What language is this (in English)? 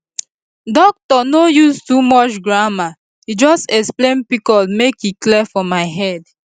Nigerian Pidgin